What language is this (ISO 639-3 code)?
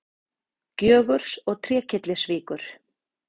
isl